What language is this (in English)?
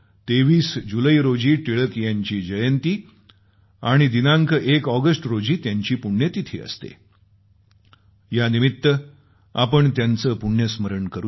Marathi